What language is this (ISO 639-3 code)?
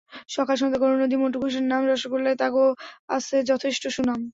ben